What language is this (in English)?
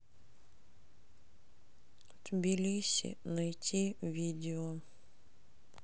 Russian